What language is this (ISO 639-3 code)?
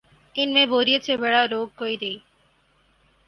urd